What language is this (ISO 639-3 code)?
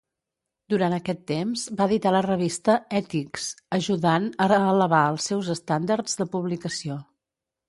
cat